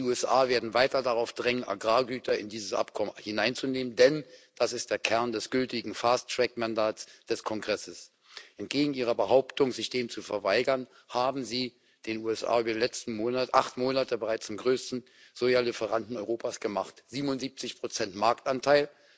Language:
German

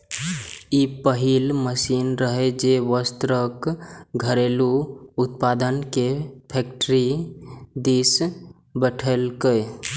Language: Maithili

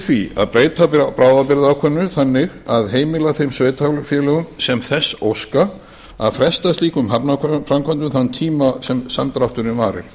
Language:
Icelandic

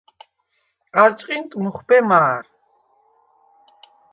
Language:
Svan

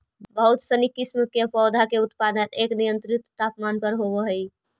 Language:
Magahi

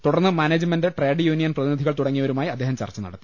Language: Malayalam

